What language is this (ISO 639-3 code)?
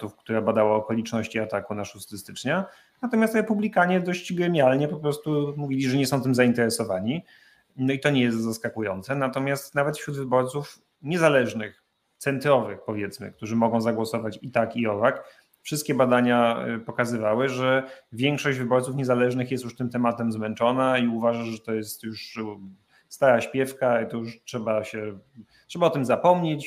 pol